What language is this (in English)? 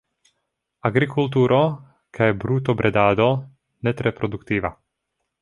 Esperanto